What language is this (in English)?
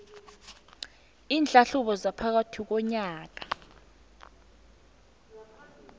South Ndebele